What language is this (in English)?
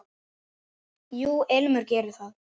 Icelandic